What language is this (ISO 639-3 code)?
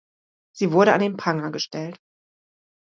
deu